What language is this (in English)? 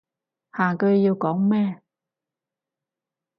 Cantonese